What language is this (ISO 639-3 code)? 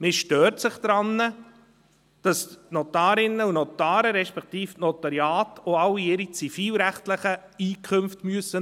gsw